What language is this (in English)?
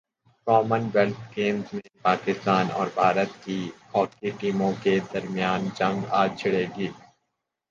Urdu